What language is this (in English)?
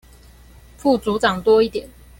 Chinese